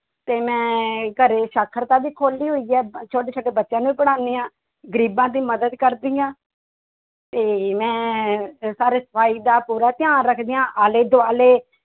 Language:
Punjabi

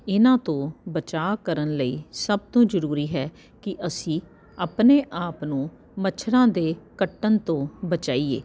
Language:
Punjabi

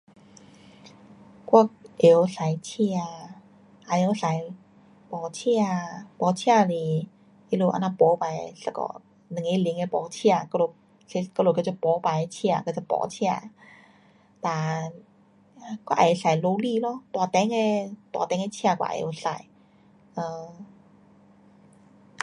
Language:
Pu-Xian Chinese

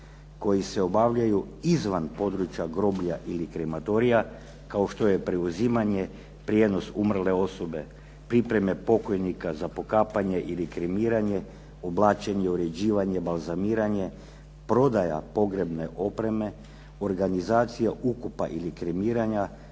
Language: Croatian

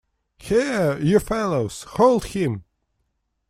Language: English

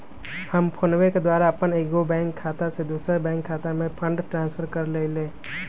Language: Magahi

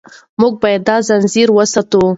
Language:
Pashto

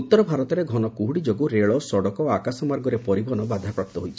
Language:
Odia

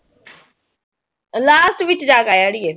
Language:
Punjabi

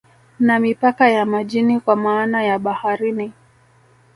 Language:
Swahili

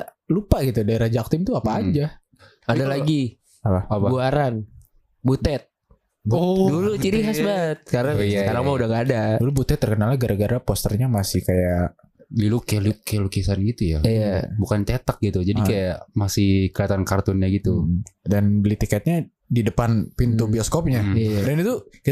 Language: Indonesian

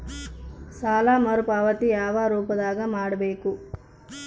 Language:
Kannada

